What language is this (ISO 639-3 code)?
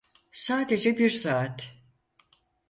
tur